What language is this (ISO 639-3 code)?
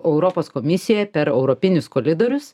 lit